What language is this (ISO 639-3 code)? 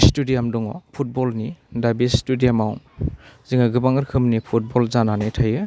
brx